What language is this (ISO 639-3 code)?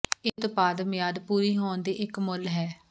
pan